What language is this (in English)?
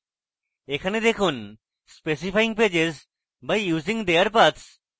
Bangla